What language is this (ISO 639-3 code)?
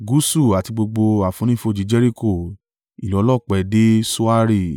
yor